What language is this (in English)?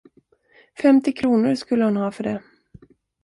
Swedish